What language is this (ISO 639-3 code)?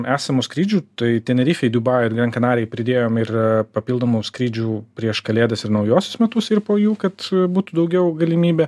lit